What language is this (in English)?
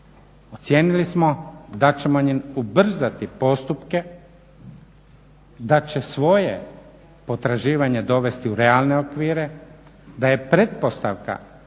Croatian